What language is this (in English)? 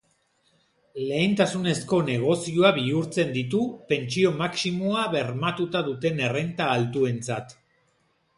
Basque